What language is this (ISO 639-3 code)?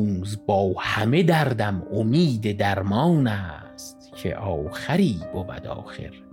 fas